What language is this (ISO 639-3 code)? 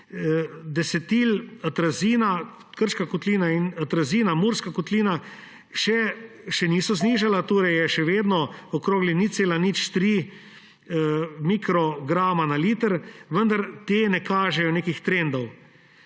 slv